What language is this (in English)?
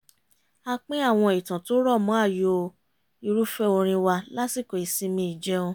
Yoruba